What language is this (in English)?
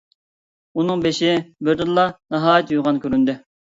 Uyghur